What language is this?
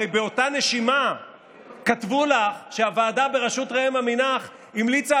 Hebrew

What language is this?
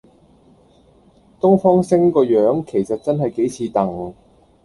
Cantonese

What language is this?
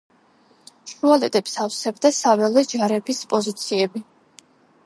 Georgian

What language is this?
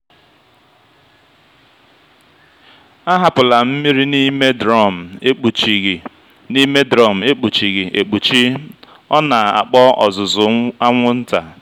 Igbo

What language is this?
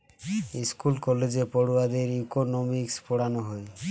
Bangla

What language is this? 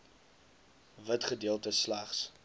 Afrikaans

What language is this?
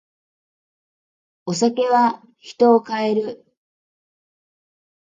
Japanese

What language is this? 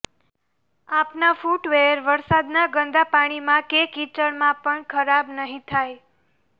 Gujarati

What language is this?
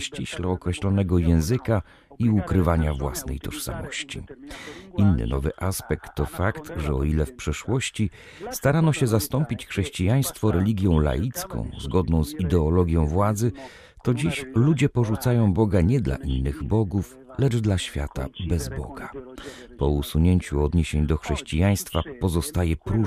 Polish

